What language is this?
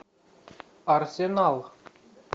Russian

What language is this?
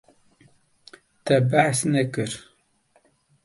Kurdish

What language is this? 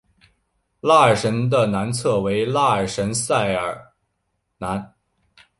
Chinese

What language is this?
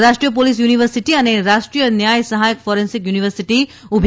Gujarati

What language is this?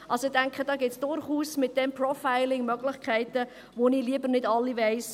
Swiss German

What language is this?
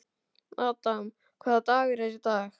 Icelandic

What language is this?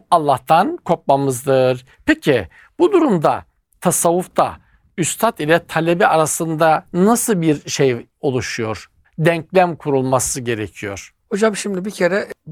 Turkish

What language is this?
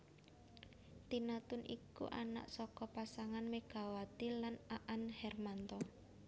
Javanese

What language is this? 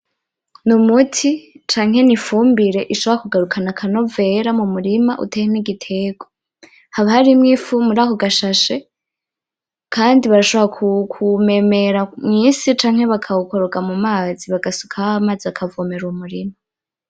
Rundi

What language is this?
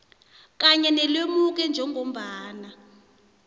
South Ndebele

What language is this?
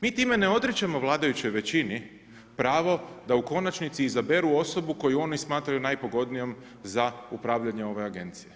Croatian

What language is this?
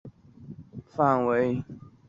Chinese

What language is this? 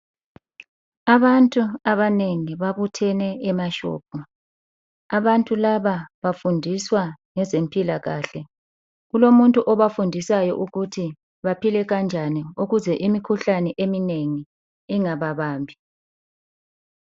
North Ndebele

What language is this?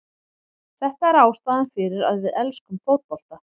Icelandic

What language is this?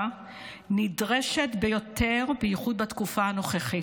Hebrew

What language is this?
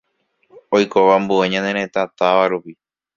Guarani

